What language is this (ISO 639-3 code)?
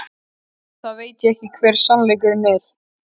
isl